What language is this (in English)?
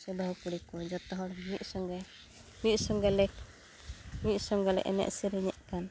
Santali